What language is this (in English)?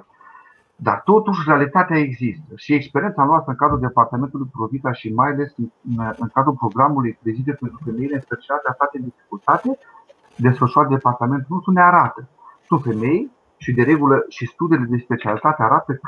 Romanian